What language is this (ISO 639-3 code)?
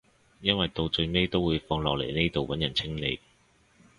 yue